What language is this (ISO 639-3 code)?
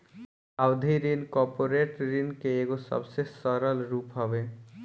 bho